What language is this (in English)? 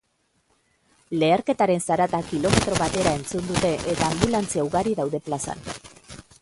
Basque